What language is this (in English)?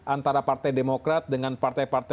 Indonesian